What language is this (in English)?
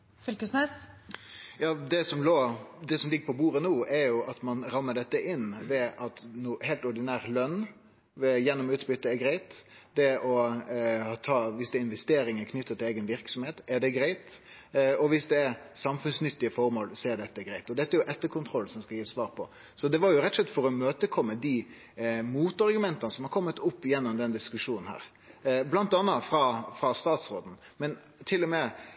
Norwegian